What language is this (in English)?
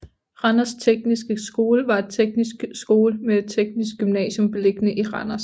Danish